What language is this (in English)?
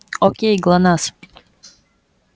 Russian